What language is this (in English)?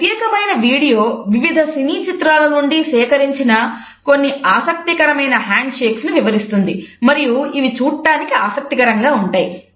Telugu